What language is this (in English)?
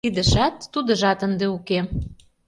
Mari